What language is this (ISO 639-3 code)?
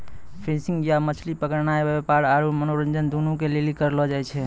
mai